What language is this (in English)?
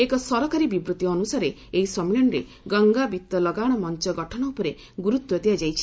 Odia